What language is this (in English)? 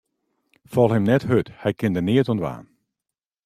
Western Frisian